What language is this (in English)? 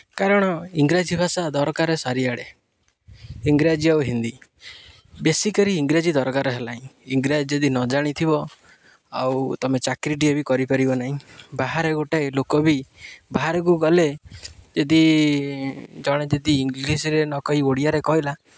Odia